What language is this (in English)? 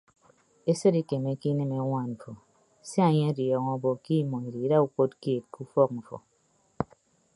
Ibibio